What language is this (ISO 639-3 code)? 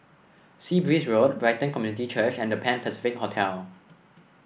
eng